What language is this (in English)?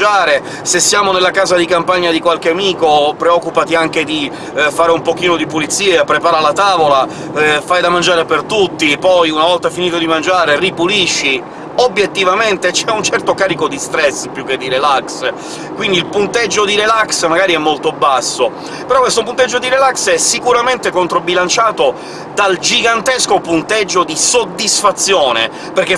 Italian